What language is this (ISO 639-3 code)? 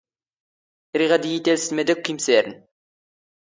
zgh